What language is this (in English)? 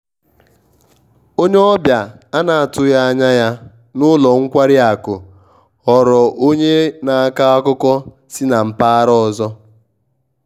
Igbo